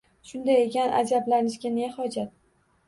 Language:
Uzbek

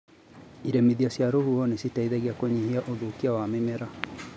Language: Kikuyu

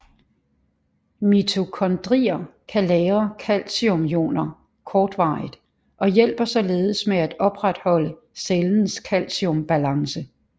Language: Danish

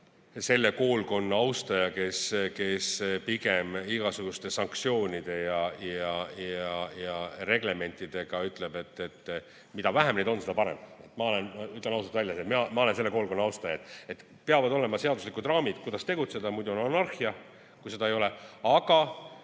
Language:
Estonian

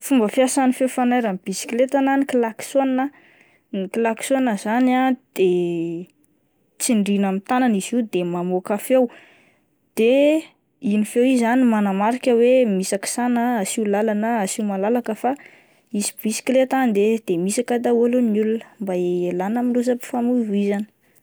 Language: Malagasy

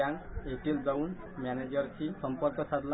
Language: Marathi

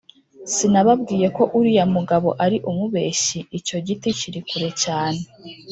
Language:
Kinyarwanda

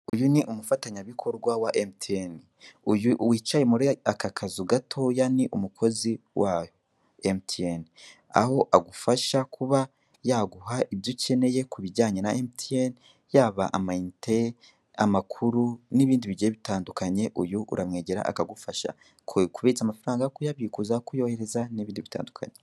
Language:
Kinyarwanda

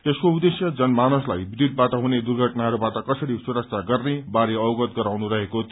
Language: Nepali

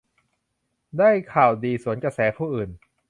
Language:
Thai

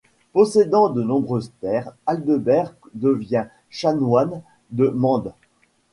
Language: French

